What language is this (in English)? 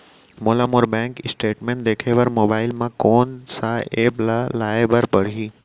Chhattisgarhi